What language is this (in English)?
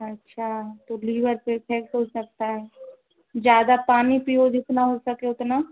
Hindi